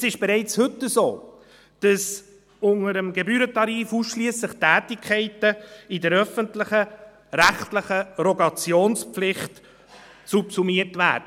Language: Swiss German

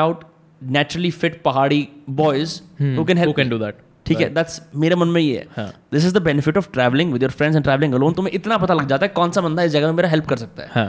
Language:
Hindi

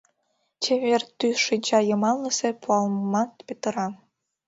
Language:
Mari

